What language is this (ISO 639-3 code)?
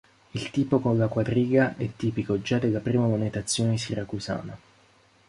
ita